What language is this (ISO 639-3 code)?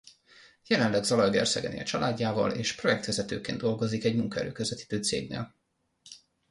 hun